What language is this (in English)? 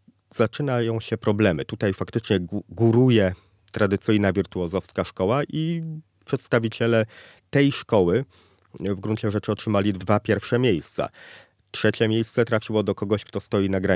Polish